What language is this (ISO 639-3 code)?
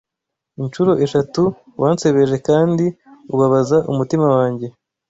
kin